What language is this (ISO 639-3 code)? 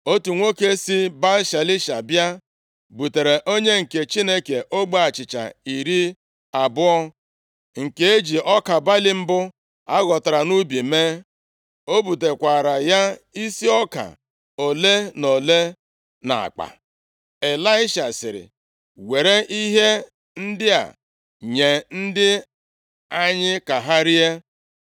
ibo